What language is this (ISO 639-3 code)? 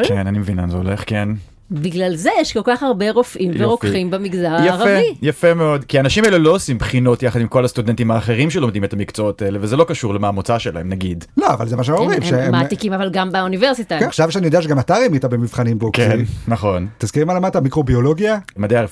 heb